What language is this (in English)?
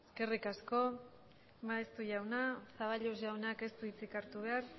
Basque